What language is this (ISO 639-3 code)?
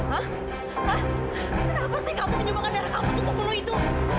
ind